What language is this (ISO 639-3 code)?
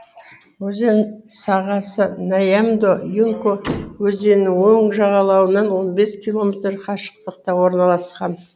kaz